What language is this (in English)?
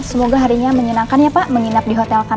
Indonesian